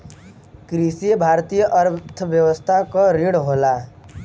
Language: Bhojpuri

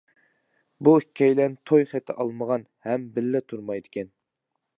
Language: Uyghur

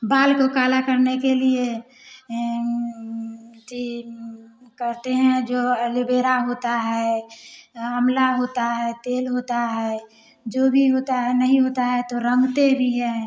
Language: Hindi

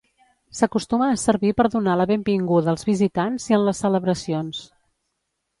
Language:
Catalan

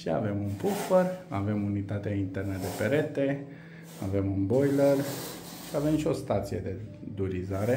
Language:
Romanian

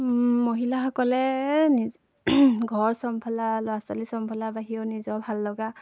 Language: Assamese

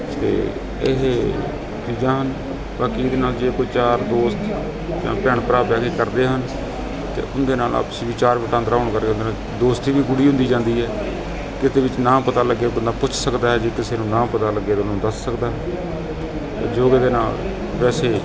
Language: Punjabi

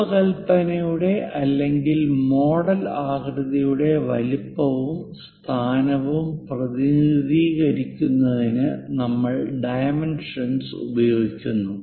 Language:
Malayalam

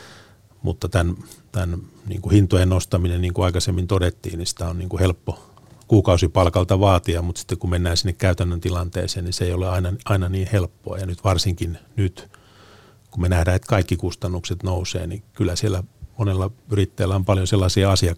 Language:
Finnish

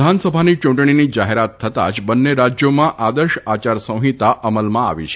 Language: Gujarati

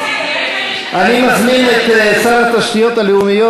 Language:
Hebrew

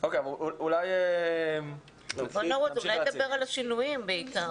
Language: Hebrew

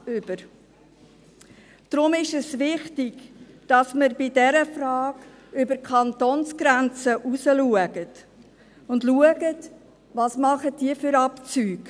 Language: Swiss German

